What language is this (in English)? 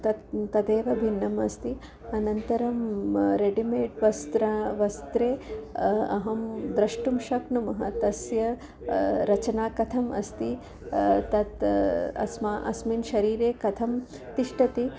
Sanskrit